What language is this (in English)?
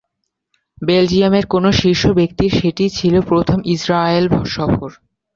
Bangla